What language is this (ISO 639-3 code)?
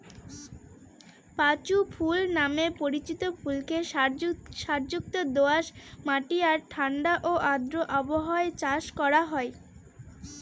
ben